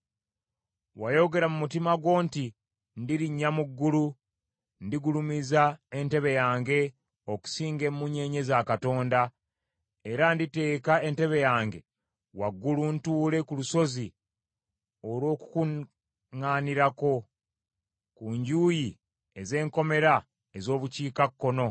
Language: Ganda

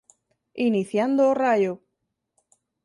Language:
Galician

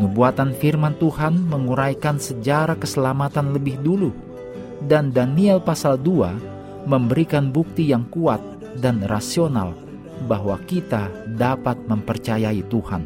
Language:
Indonesian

